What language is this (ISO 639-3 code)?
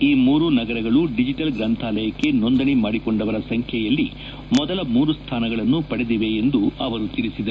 kan